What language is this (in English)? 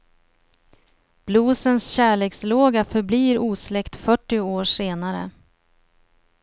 Swedish